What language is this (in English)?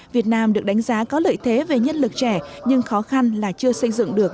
Vietnamese